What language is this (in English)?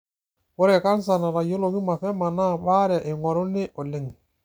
Masai